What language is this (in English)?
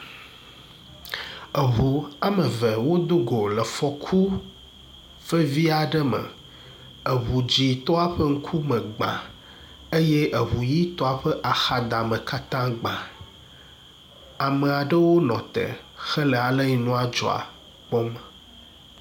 Ewe